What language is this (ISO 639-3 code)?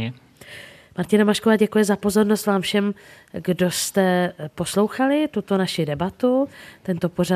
ces